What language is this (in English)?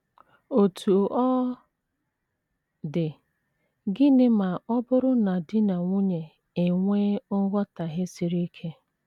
Igbo